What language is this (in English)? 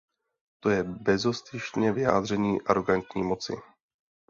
Czech